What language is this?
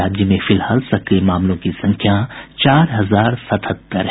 Hindi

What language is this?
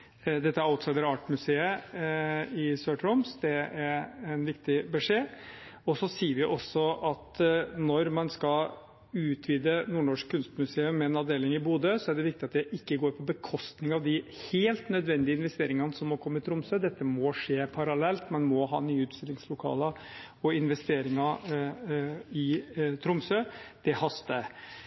Norwegian Bokmål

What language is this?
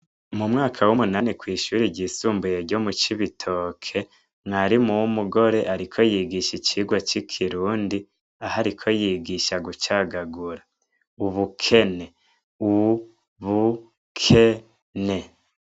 Rundi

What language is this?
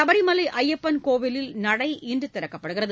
Tamil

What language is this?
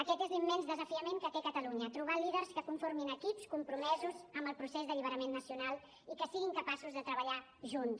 Catalan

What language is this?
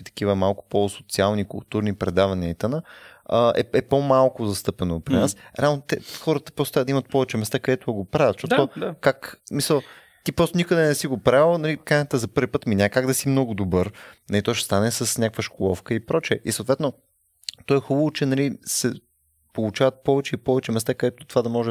Bulgarian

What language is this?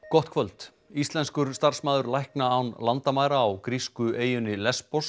Icelandic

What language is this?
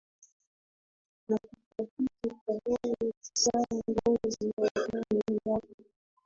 Swahili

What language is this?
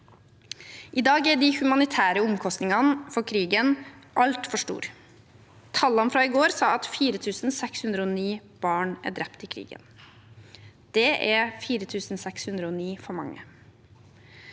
Norwegian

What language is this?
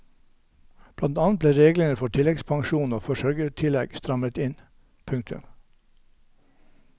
Norwegian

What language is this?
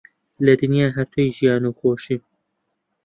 Central Kurdish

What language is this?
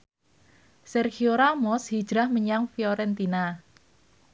Javanese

